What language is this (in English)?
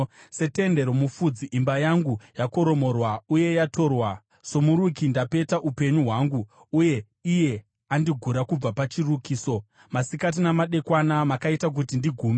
Shona